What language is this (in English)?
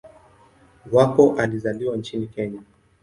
Swahili